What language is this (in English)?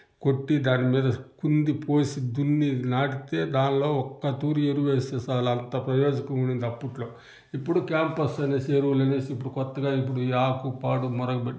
Telugu